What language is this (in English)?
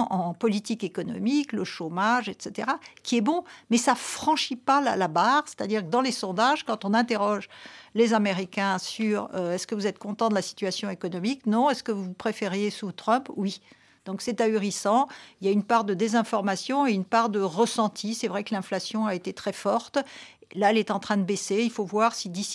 French